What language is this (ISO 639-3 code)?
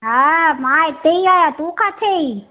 snd